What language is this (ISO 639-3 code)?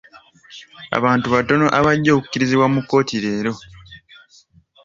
lug